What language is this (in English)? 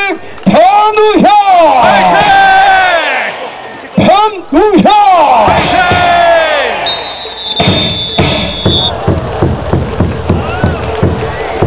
Korean